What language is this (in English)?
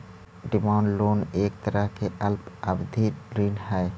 Magahi